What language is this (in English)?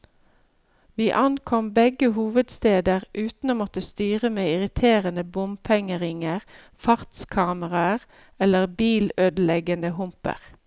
Norwegian